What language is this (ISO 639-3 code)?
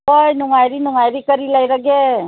mni